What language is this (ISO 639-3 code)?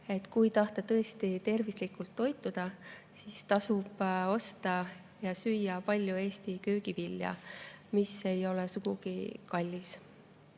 est